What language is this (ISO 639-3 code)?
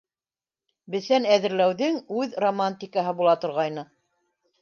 bak